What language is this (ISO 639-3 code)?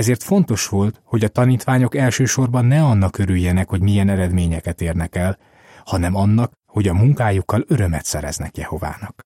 hun